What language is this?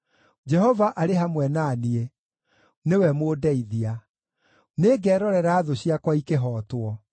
Kikuyu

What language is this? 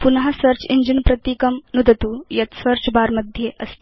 Sanskrit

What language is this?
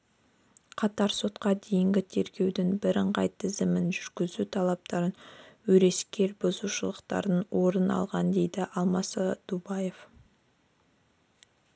Kazakh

